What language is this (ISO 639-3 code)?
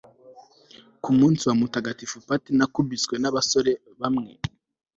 kin